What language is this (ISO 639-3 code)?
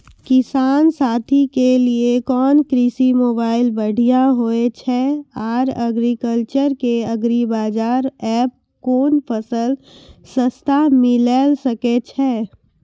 mai